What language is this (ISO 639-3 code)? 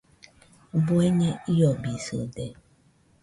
hux